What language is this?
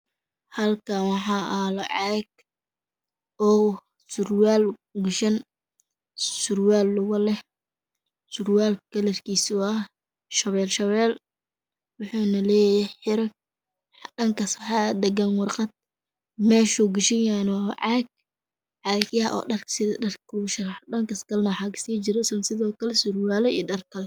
Somali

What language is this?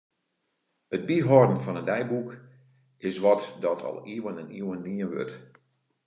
Western Frisian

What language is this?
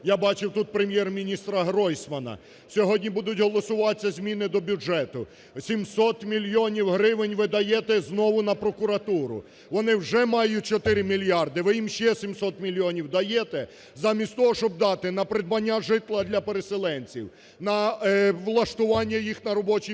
Ukrainian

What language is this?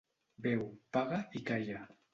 Catalan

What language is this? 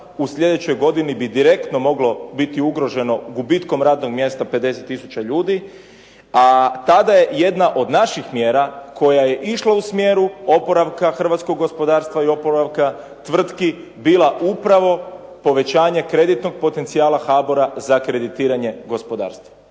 Croatian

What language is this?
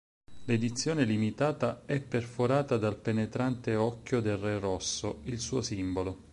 Italian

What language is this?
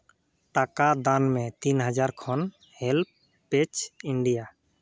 Santali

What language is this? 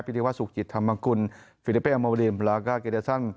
Thai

